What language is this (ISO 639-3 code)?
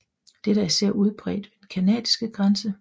dan